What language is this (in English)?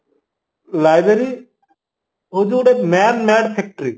Odia